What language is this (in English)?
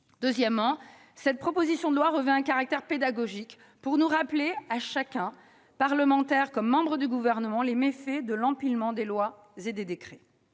French